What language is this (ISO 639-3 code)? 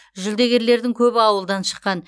kaz